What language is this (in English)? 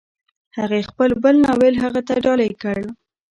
Pashto